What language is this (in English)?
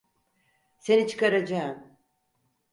Turkish